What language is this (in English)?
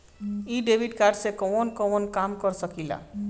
Bhojpuri